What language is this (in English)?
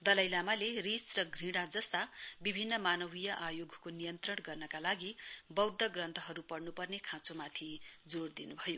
Nepali